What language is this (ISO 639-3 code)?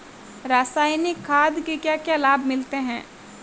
hin